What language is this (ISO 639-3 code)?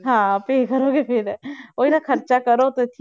pan